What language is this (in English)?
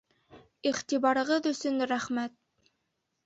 Bashkir